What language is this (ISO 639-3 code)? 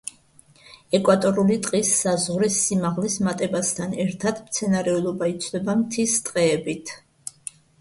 kat